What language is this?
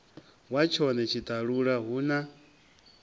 Venda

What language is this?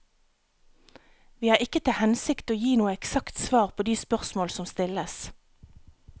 Norwegian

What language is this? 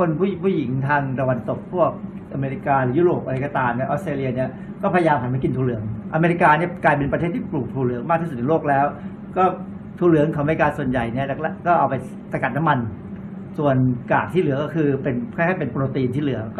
Thai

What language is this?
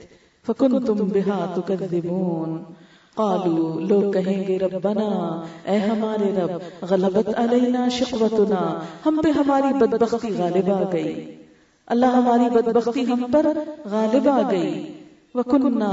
Urdu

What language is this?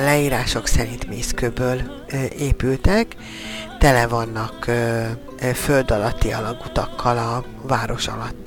Hungarian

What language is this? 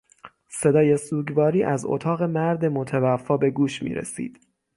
Persian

